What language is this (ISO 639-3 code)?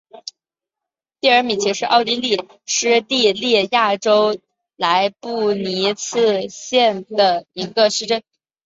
zho